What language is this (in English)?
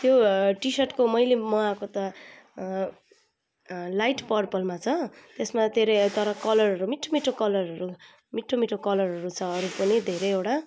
Nepali